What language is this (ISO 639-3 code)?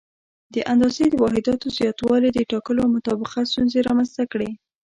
pus